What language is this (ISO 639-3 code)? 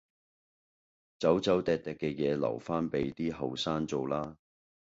yue